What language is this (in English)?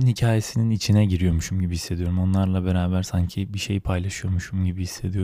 Turkish